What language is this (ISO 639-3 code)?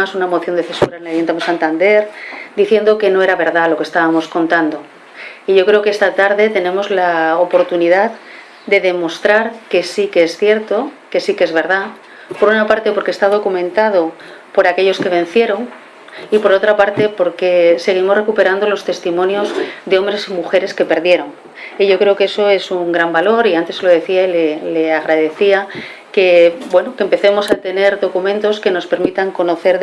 spa